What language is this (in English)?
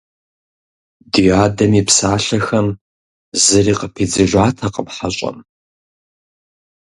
Kabardian